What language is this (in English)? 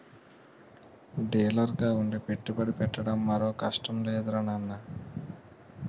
Telugu